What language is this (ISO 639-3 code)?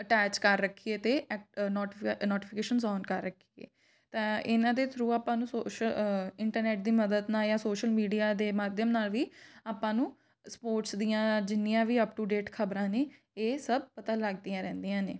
pan